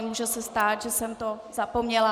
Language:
Czech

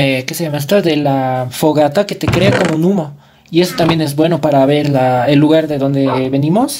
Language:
Spanish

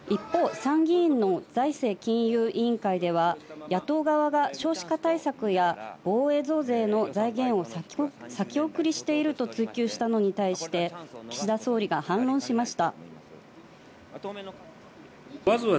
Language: Japanese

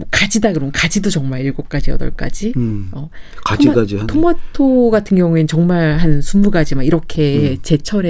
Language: Korean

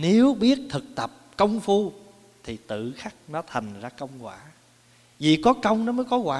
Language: Vietnamese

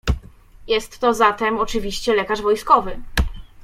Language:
Polish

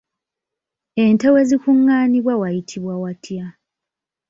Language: Ganda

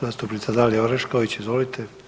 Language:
Croatian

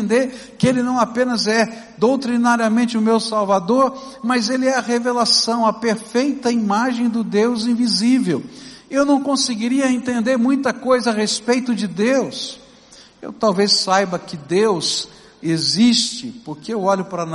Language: Portuguese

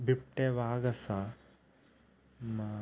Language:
Konkani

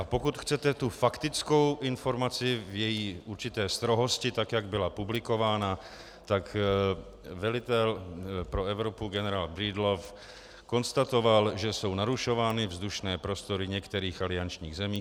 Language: Czech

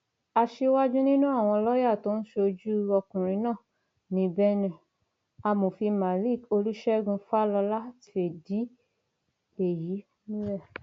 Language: Yoruba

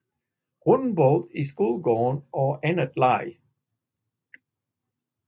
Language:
Danish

